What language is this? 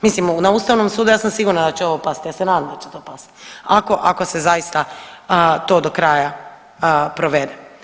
Croatian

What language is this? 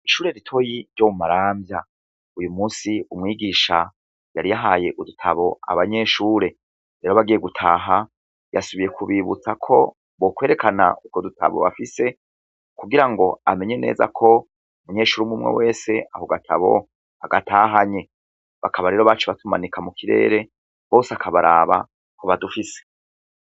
Rundi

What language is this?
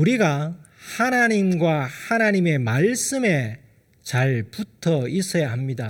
Korean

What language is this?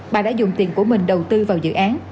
Vietnamese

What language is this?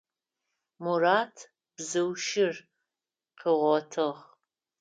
Adyghe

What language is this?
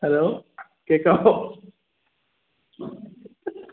Malayalam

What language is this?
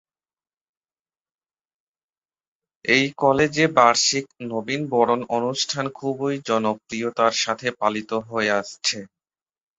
Bangla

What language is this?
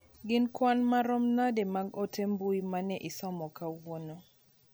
Luo (Kenya and Tanzania)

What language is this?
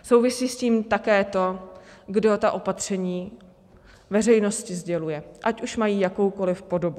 Czech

